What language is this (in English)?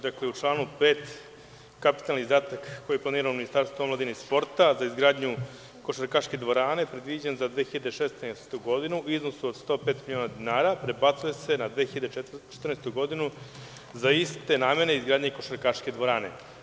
Serbian